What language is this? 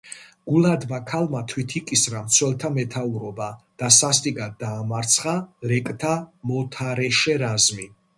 Georgian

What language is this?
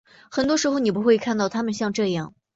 Chinese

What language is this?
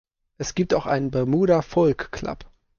German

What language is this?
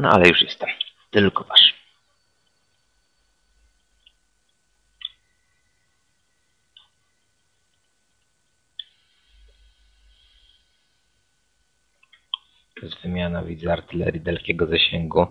Polish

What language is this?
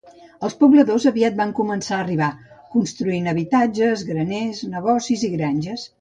Catalan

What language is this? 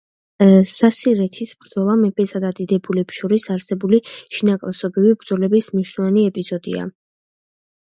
Georgian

